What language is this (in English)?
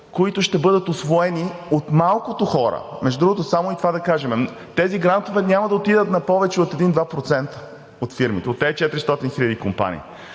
Bulgarian